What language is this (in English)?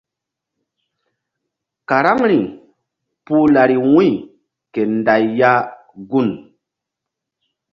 Mbum